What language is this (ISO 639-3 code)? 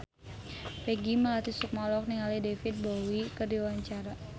sun